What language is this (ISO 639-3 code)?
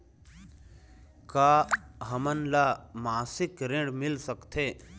hne